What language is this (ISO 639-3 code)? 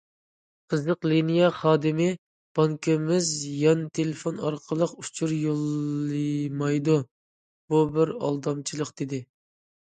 uig